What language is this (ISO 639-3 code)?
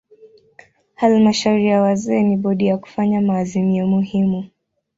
swa